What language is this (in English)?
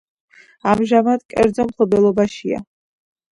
Georgian